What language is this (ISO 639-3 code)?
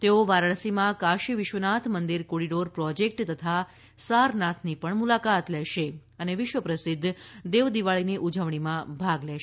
guj